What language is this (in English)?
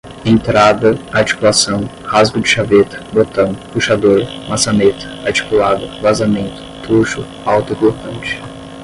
Portuguese